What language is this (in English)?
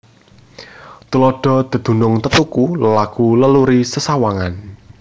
Javanese